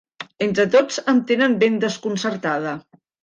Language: Catalan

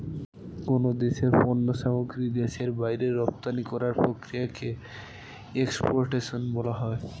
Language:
Bangla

